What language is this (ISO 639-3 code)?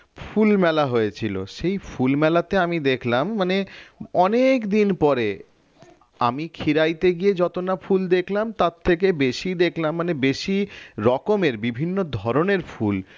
ben